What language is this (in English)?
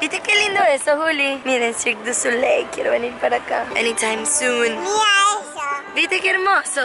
Spanish